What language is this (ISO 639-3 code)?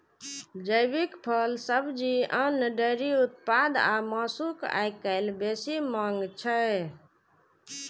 mai